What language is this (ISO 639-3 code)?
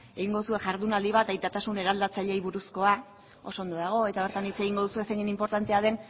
eus